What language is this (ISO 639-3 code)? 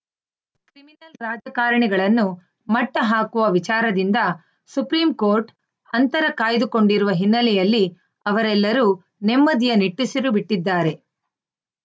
kan